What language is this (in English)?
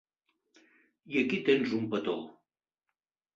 Catalan